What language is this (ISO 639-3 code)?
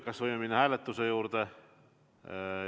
est